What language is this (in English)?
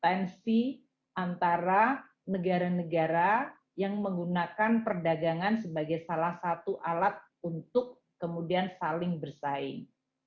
Indonesian